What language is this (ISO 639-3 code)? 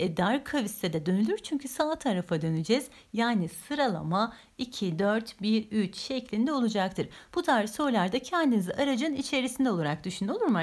tur